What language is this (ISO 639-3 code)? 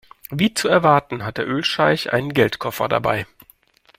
deu